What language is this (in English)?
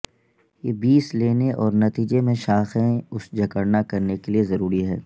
Urdu